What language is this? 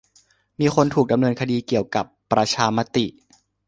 Thai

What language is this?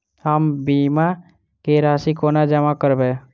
Maithili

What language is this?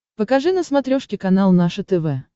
Russian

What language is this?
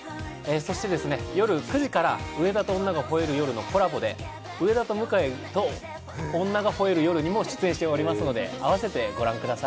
Japanese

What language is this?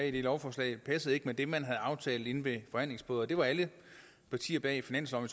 Danish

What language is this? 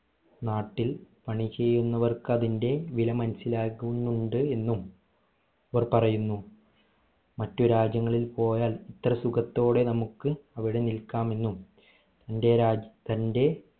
Malayalam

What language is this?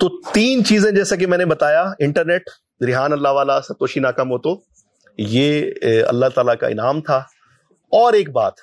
Urdu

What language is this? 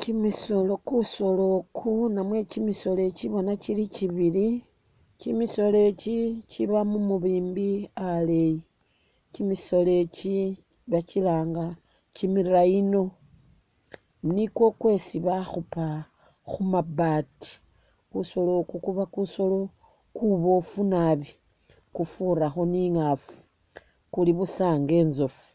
Masaaba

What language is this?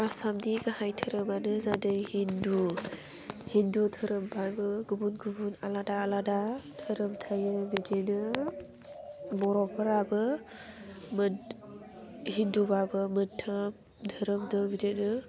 Bodo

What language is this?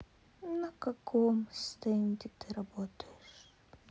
Russian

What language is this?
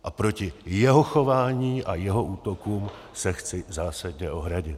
Czech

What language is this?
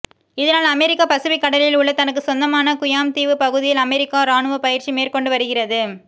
Tamil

